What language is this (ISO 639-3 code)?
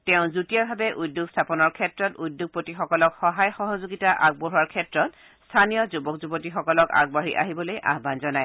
asm